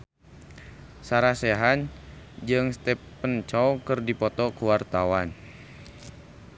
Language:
Sundanese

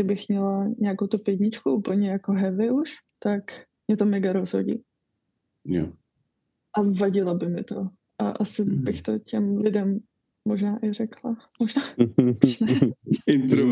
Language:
Czech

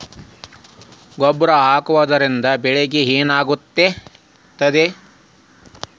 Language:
Kannada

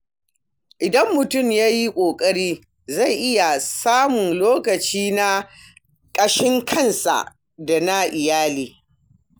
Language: Hausa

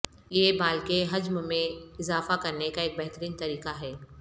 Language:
Urdu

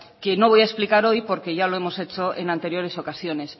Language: Spanish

